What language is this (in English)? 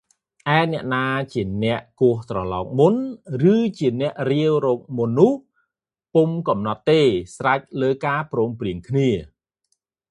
Khmer